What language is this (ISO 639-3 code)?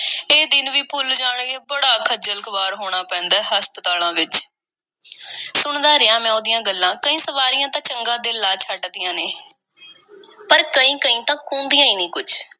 pan